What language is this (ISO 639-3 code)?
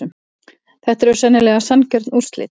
isl